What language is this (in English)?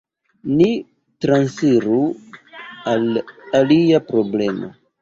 Esperanto